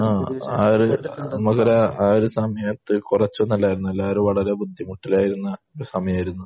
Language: Malayalam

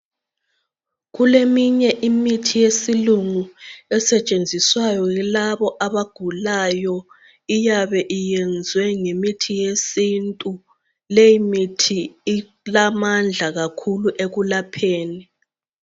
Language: North Ndebele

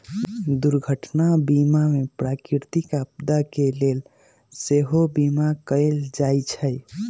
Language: Magahi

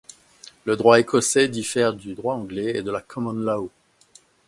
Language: French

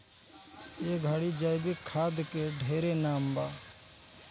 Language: Bhojpuri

